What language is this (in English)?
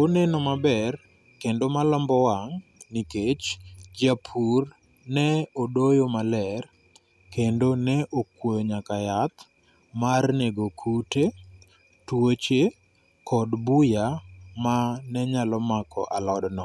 Luo (Kenya and Tanzania)